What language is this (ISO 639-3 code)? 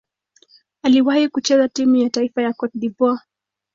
swa